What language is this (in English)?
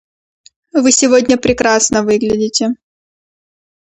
Russian